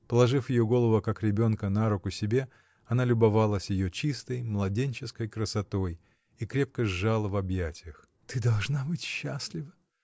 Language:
Russian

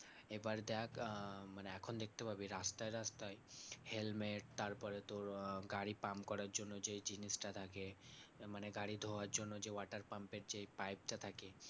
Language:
Bangla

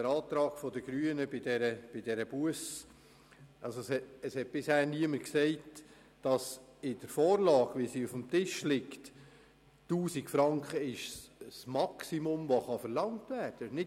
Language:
Swiss German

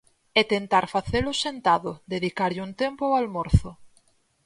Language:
Galician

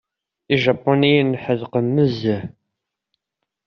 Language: Kabyle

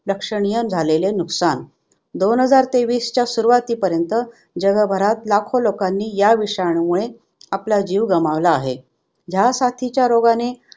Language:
Marathi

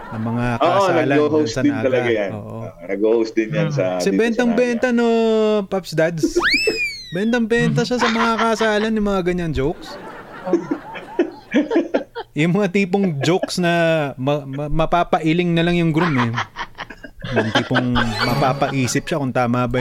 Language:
Filipino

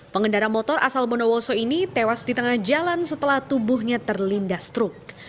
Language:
Indonesian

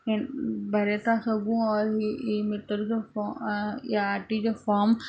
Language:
Sindhi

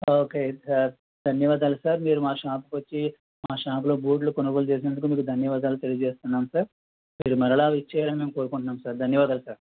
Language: Telugu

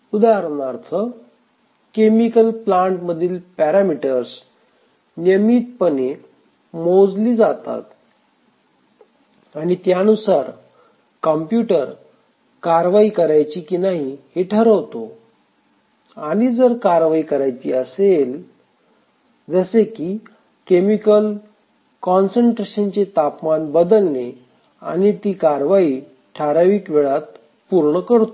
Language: Marathi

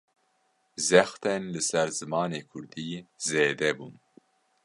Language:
Kurdish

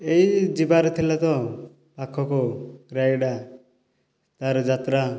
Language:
Odia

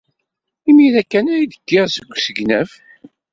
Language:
Kabyle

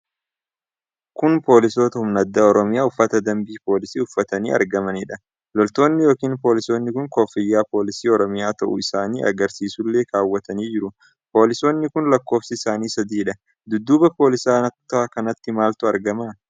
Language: Oromo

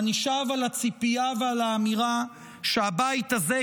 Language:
Hebrew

